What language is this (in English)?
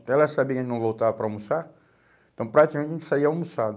Portuguese